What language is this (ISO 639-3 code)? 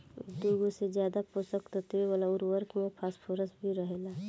bho